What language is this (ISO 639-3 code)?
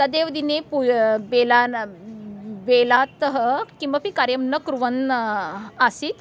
san